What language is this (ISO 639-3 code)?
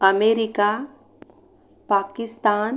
mar